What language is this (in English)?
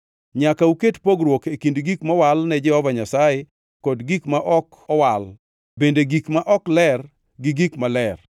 Luo (Kenya and Tanzania)